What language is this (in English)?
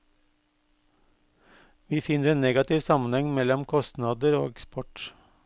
Norwegian